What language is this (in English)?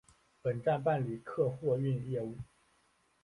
Chinese